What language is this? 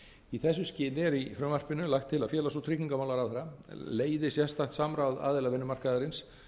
Icelandic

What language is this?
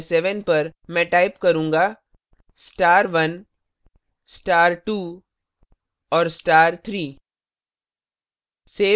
Hindi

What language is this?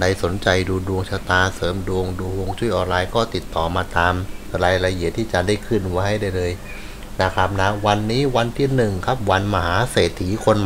Thai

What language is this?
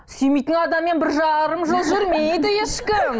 Kazakh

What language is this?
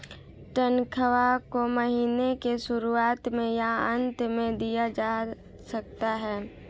Hindi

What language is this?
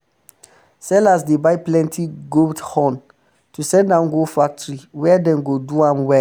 Nigerian Pidgin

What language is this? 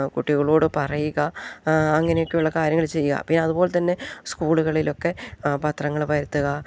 Malayalam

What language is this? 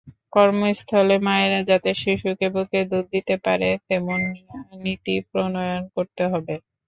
Bangla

